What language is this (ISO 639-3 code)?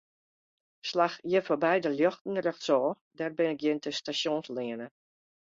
fry